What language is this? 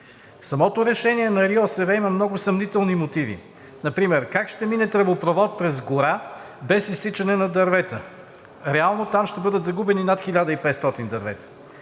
Bulgarian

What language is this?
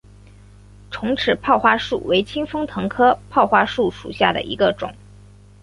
Chinese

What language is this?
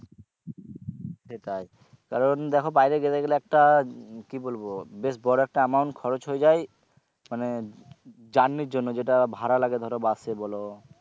Bangla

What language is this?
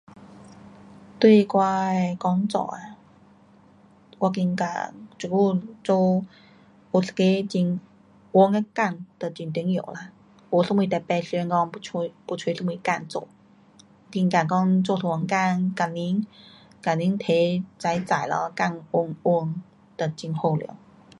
Pu-Xian Chinese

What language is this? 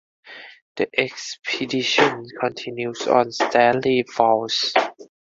English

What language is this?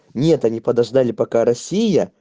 Russian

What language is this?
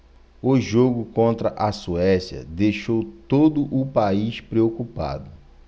Portuguese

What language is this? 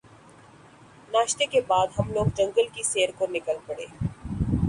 Urdu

